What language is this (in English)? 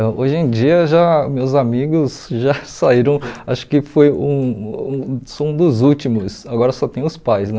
Portuguese